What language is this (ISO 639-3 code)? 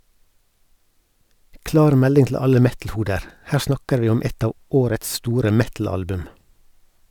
nor